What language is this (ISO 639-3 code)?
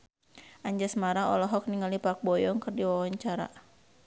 sun